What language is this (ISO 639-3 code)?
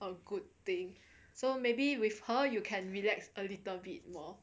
eng